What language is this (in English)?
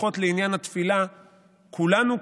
Hebrew